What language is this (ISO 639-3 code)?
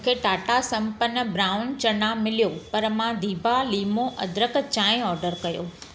snd